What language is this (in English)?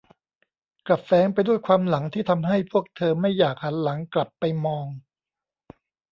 Thai